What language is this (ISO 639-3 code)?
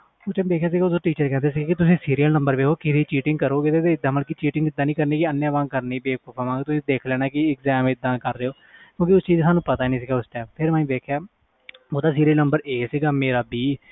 pan